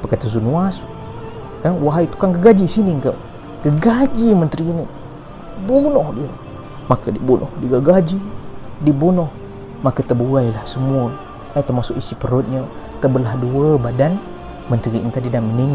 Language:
Malay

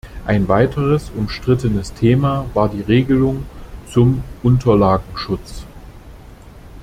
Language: German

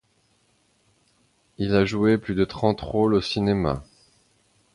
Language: French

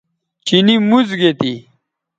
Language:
Bateri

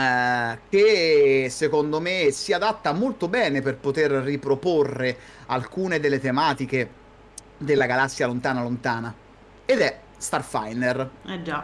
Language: Italian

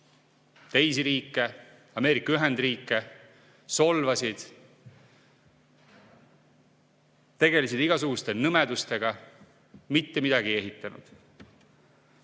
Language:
Estonian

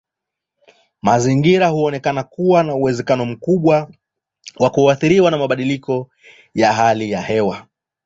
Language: Swahili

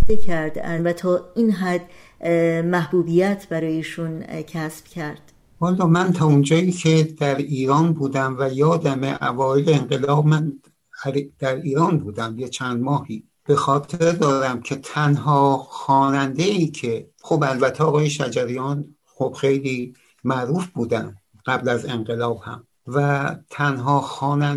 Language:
Persian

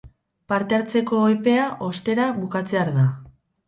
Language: Basque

